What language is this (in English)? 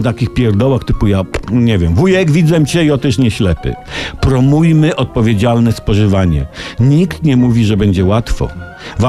Polish